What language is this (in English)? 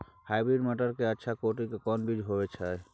Maithili